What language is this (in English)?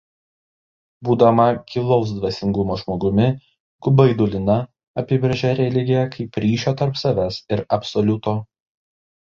Lithuanian